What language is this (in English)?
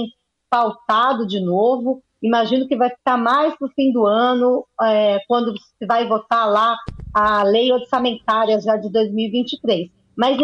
Portuguese